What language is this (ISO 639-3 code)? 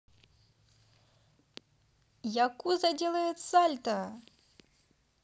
rus